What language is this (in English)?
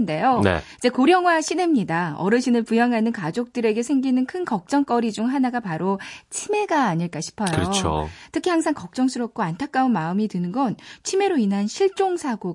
Korean